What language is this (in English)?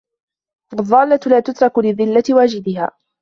Arabic